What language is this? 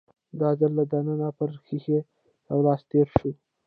Pashto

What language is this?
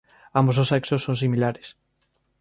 Galician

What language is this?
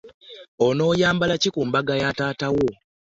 Ganda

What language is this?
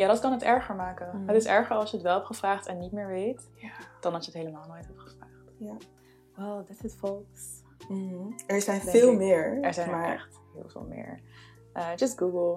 Dutch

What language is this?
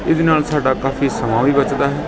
Punjabi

